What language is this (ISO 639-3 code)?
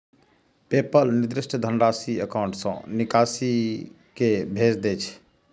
mai